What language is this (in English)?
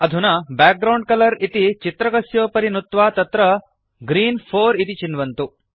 Sanskrit